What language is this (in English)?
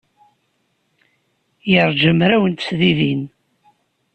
Kabyle